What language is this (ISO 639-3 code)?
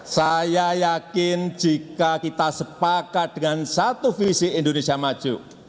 ind